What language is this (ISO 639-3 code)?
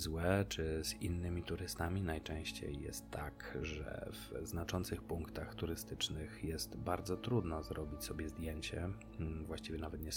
pol